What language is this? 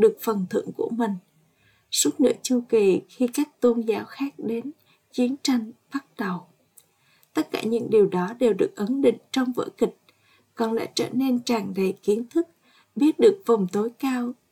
Vietnamese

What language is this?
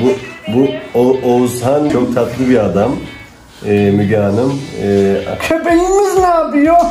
Turkish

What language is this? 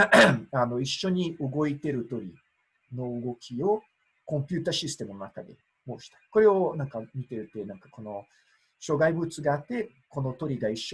Japanese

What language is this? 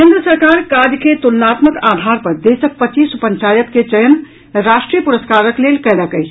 Maithili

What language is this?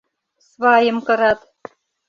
Mari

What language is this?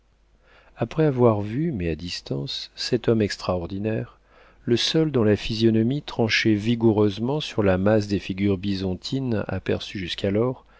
French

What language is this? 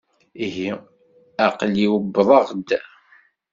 Kabyle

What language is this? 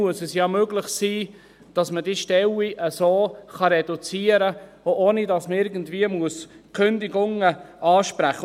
Swiss German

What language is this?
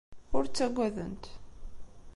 Kabyle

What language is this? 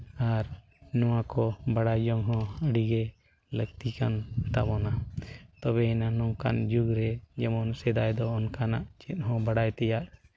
Santali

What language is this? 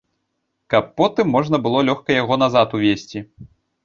Belarusian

